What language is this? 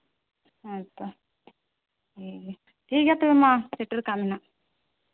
Santali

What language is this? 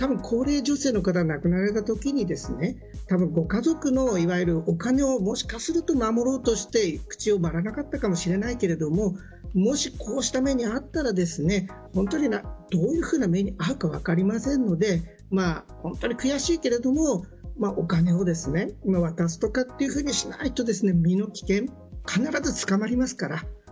Japanese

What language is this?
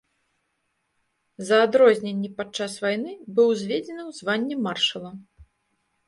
Belarusian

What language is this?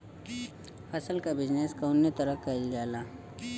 Bhojpuri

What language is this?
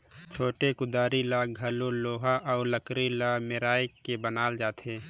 Chhattisgarhi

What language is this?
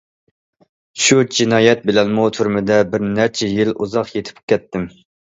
Uyghur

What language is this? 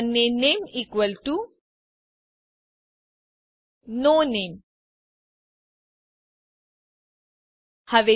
Gujarati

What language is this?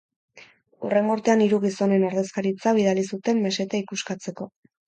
Basque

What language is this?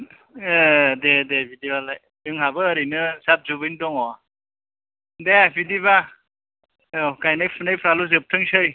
Bodo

